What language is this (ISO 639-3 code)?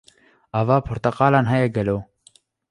kur